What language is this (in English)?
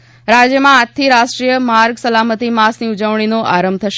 Gujarati